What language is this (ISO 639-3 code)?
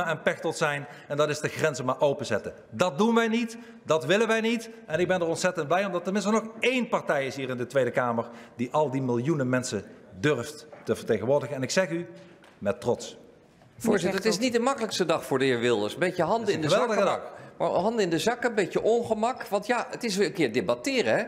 nld